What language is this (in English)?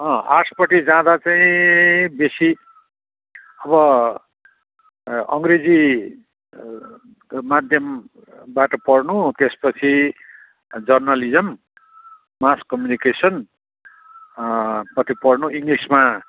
Nepali